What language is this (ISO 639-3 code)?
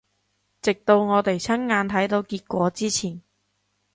yue